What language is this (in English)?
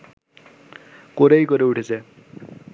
Bangla